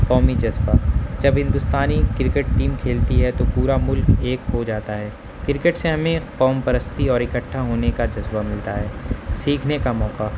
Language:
Urdu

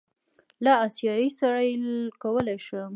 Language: Pashto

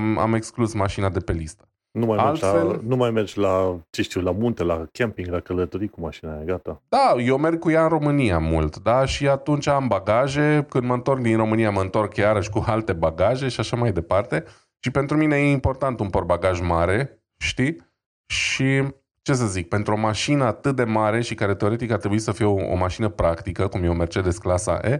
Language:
Romanian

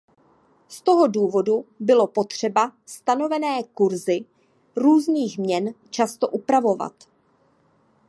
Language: Czech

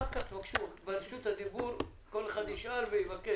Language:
Hebrew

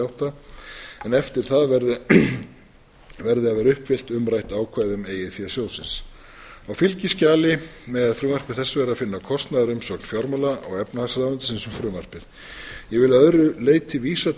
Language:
Icelandic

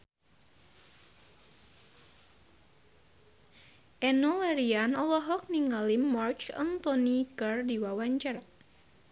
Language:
Sundanese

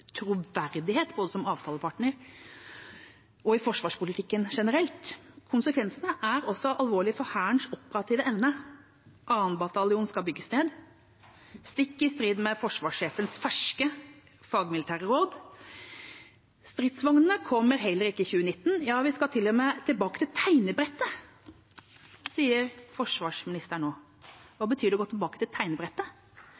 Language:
Norwegian Bokmål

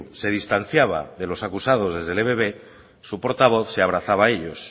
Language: Spanish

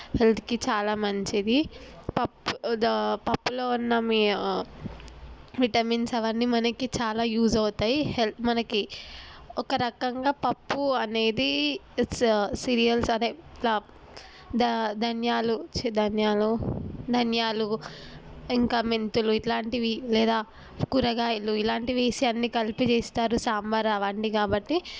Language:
Telugu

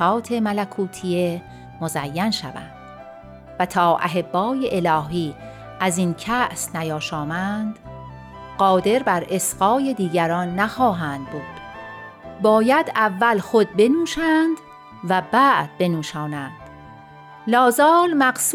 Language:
Persian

